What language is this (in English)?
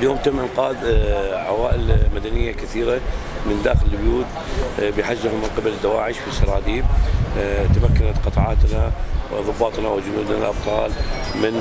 Arabic